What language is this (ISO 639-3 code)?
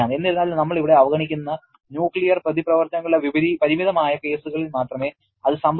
mal